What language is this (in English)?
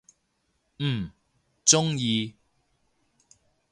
Cantonese